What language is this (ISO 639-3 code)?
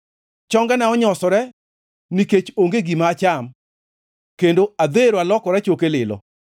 luo